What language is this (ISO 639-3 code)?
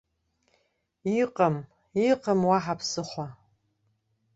abk